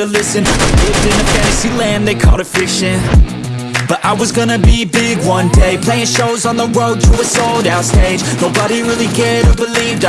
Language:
English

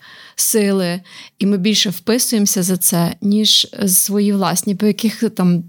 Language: Ukrainian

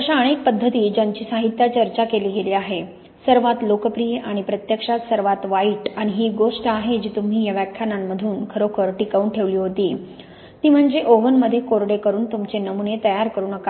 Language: Marathi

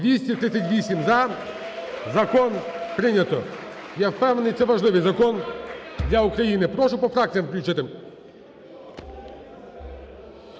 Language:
Ukrainian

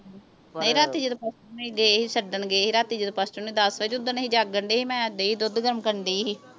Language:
Punjabi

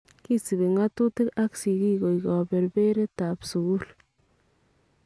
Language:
Kalenjin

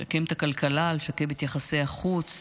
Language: Hebrew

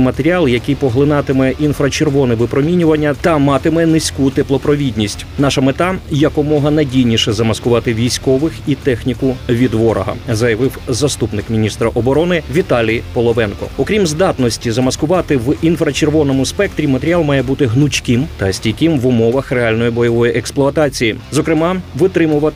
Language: Ukrainian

